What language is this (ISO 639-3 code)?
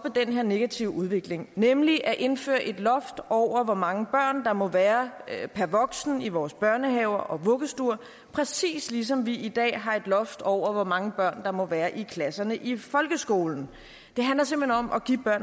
dan